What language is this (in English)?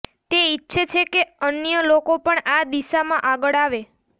Gujarati